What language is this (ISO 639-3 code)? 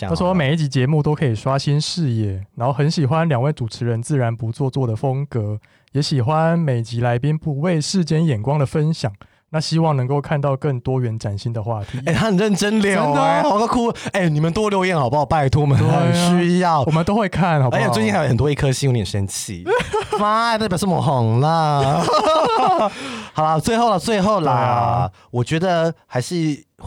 zho